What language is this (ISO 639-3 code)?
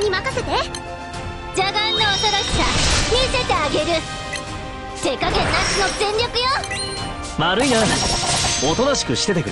jpn